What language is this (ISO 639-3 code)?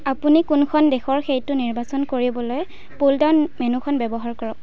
asm